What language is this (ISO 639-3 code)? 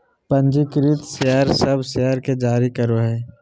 mag